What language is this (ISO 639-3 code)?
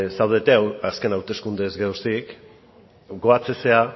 eus